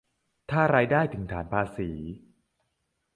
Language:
Thai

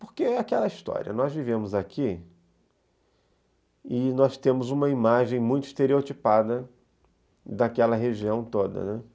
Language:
Portuguese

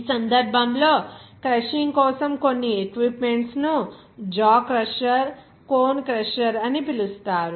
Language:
Telugu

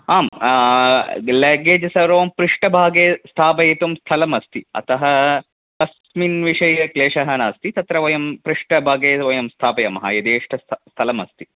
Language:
Sanskrit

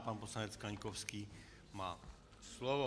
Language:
Czech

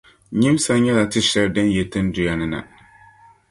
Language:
Dagbani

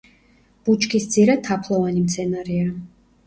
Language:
Georgian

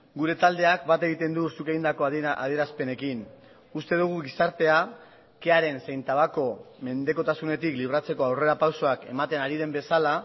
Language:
Basque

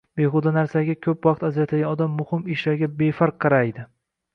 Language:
Uzbek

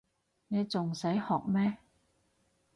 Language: Cantonese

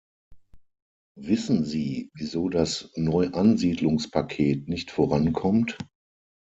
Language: German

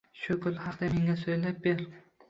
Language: Uzbek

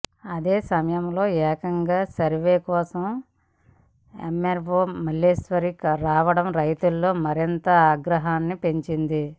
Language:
Telugu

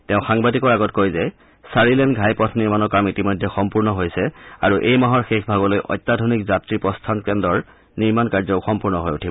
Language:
Assamese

